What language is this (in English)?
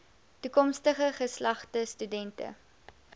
Afrikaans